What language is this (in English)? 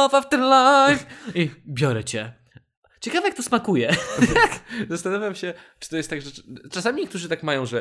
Polish